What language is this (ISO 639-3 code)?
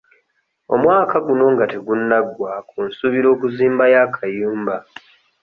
lug